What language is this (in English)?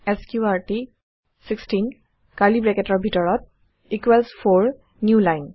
Assamese